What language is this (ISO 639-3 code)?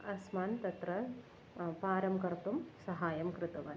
san